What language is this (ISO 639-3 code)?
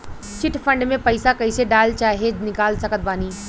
bho